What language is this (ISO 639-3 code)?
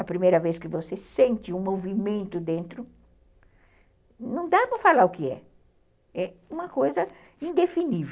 por